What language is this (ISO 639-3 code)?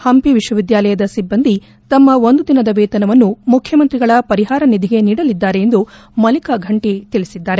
kan